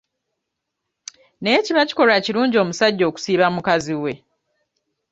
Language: Ganda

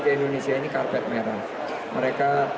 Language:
Indonesian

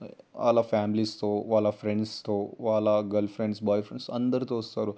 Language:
Telugu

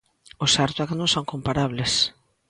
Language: Galician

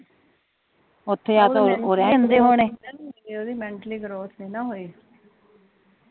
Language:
Punjabi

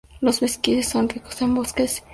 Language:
Spanish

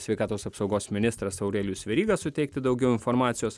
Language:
Lithuanian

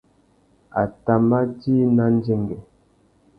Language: Tuki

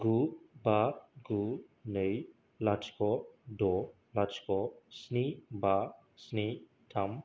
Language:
Bodo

